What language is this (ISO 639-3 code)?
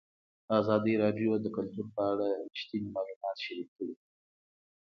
pus